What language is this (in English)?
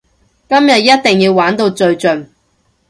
Cantonese